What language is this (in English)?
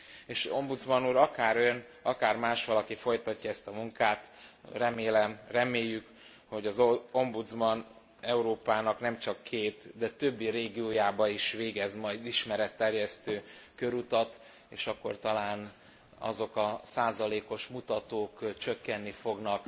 Hungarian